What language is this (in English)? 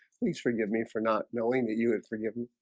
English